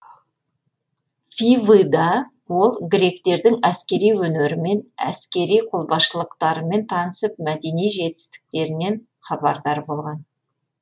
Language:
Kazakh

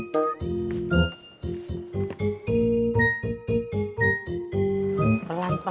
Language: Indonesian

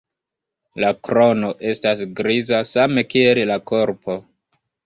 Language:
Esperanto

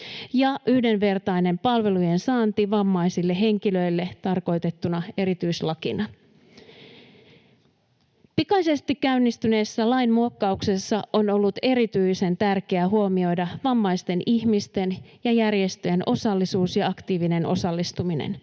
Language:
Finnish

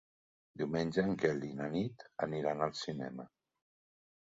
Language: Catalan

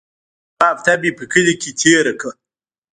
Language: Pashto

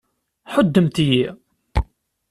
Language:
Kabyle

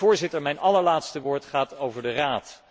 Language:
Dutch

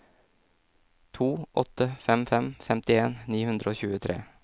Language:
Norwegian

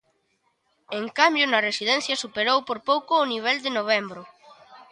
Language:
Galician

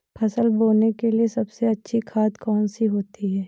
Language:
Hindi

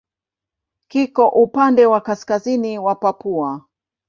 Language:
Swahili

